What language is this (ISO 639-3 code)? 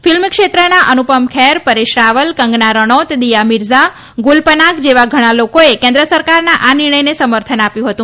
guj